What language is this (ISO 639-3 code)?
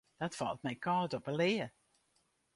fry